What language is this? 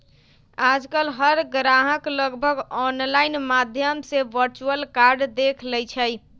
Magahi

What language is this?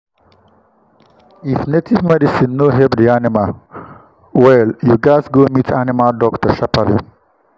Nigerian Pidgin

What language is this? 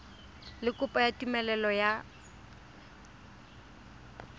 Tswana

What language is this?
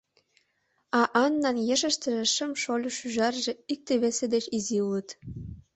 Mari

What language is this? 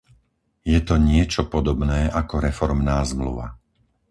Slovak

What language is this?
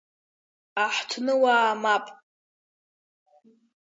Abkhazian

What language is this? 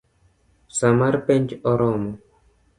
Luo (Kenya and Tanzania)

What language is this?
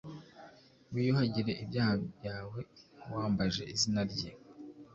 Kinyarwanda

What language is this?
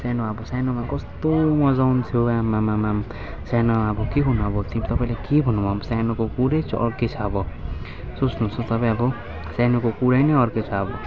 Nepali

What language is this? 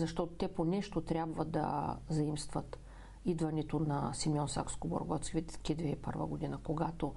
Bulgarian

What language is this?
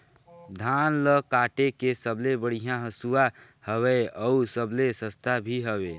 Chhattisgarhi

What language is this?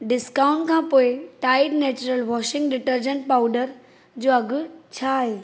Sindhi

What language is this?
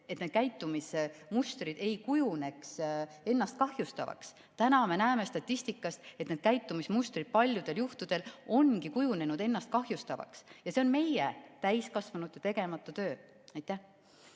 Estonian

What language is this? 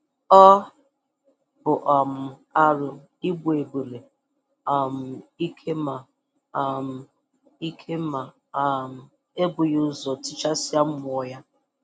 Igbo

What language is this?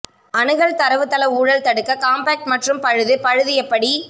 Tamil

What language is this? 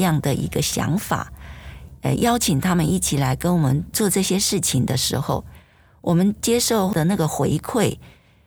Chinese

